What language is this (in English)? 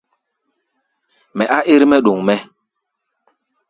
Gbaya